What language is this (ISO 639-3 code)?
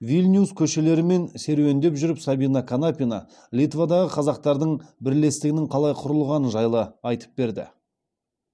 kaz